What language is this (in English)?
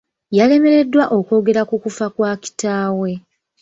Ganda